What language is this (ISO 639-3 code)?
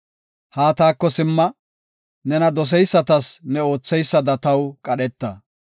gof